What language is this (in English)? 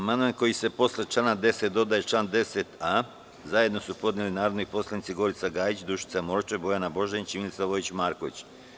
Serbian